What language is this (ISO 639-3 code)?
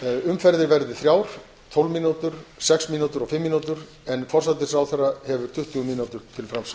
isl